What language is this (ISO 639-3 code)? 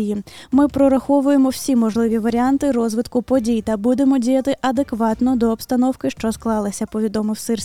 ukr